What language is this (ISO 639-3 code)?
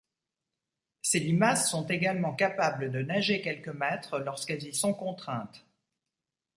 fra